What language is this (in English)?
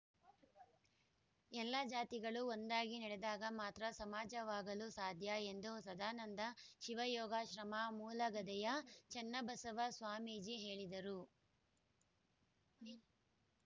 Kannada